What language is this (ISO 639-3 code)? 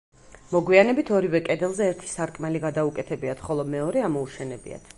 kat